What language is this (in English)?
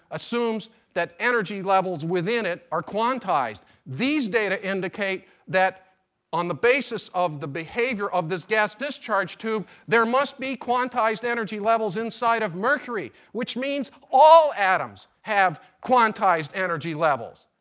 English